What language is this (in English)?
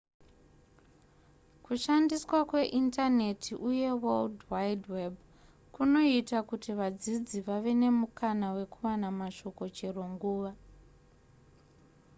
Shona